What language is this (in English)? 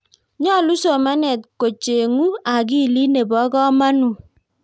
Kalenjin